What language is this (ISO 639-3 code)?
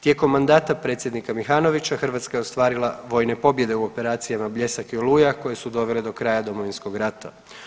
hrv